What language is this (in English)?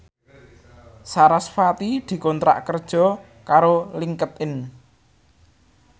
Javanese